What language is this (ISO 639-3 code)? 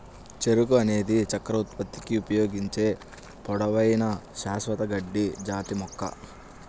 tel